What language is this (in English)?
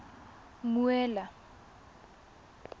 Tswana